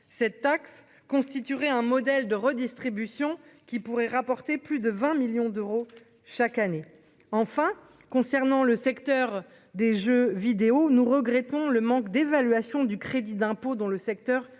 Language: French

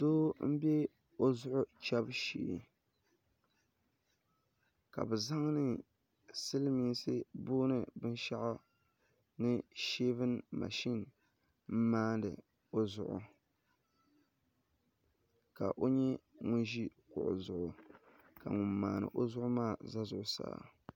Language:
Dagbani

